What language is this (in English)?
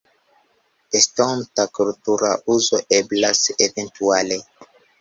Esperanto